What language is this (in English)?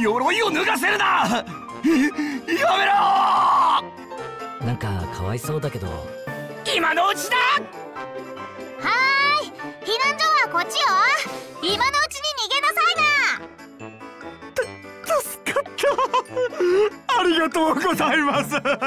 Japanese